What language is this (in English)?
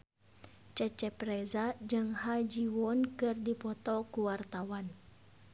Sundanese